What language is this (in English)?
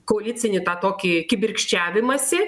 Lithuanian